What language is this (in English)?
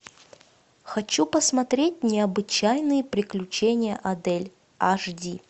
Russian